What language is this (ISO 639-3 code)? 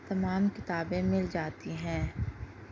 urd